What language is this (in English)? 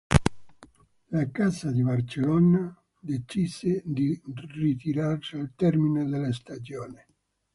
Italian